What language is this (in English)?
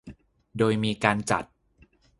Thai